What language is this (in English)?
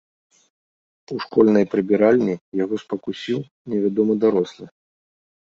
Belarusian